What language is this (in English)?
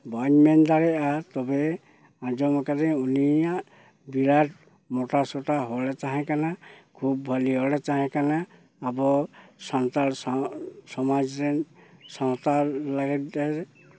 Santali